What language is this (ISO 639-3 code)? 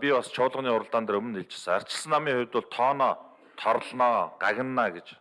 tur